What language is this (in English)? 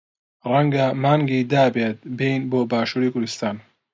Central Kurdish